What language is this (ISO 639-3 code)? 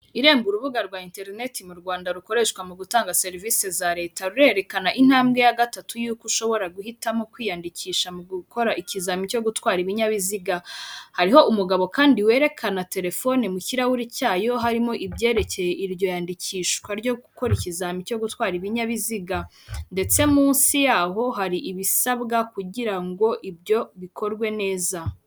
kin